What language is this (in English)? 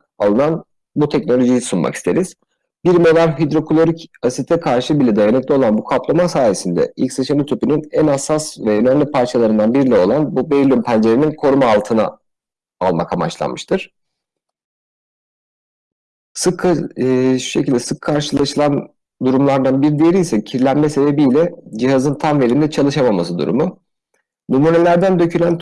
Turkish